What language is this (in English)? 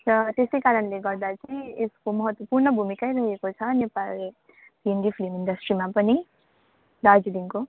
Nepali